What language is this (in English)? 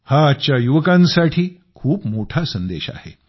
Marathi